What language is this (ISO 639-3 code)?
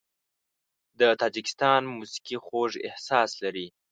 pus